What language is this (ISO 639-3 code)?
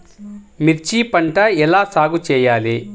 tel